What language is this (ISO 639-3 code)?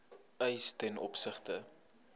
afr